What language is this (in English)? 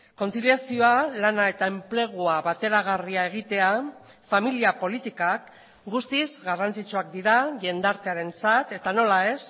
Basque